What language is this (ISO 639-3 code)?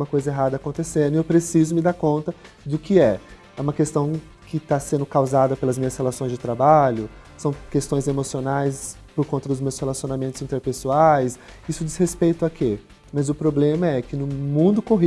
por